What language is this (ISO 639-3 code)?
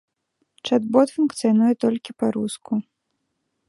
bel